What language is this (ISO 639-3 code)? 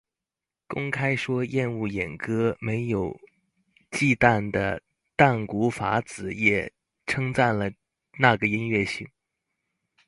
zho